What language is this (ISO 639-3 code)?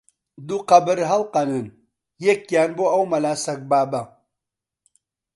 ckb